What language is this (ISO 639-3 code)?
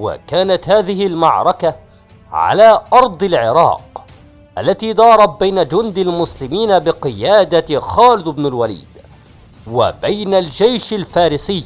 ara